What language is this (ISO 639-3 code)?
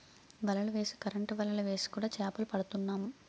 tel